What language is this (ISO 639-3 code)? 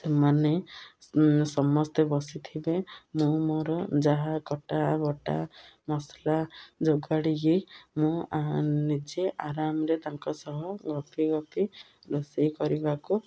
ori